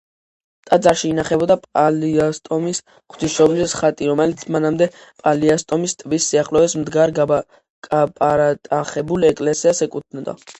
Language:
Georgian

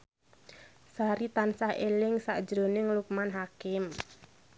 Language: Javanese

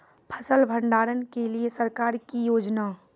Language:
Maithili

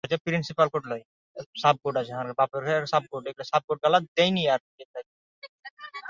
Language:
Bangla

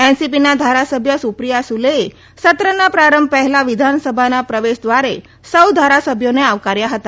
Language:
Gujarati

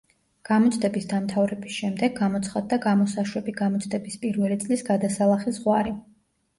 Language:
Georgian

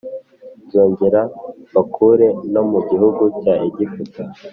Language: Kinyarwanda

